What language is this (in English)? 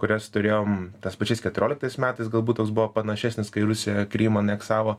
Lithuanian